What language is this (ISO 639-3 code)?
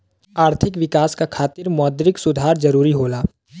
bho